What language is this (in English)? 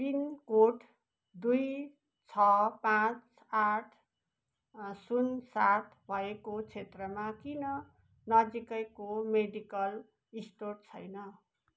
Nepali